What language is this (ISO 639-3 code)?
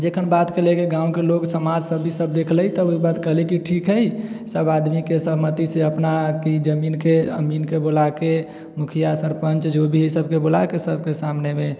mai